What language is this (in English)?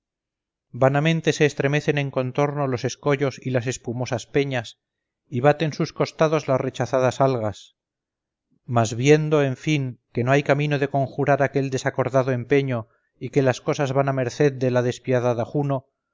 Spanish